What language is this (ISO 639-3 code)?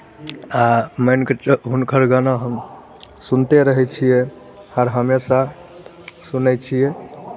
mai